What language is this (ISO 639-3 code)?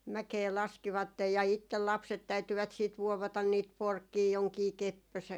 fin